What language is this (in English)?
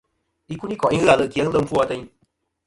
Kom